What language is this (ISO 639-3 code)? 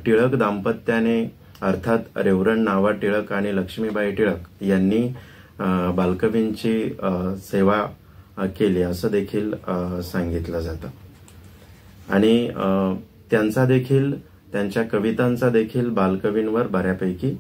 mar